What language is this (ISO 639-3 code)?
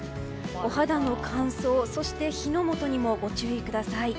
jpn